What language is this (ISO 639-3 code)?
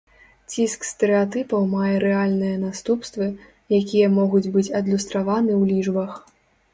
bel